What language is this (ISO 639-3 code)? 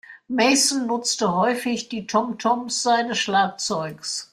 deu